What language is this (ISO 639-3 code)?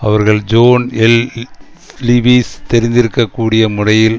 tam